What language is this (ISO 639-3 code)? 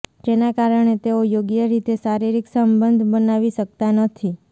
guj